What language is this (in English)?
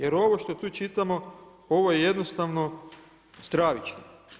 Croatian